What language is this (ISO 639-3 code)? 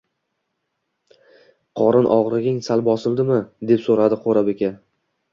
uzb